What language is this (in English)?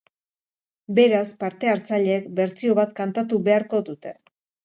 Basque